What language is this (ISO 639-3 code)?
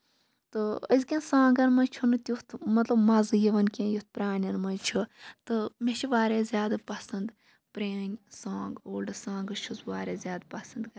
kas